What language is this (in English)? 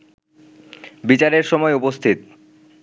Bangla